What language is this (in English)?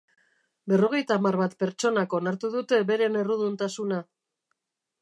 Basque